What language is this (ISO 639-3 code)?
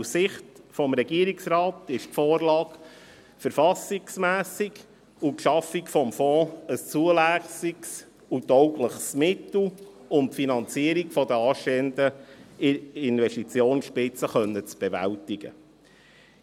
gsw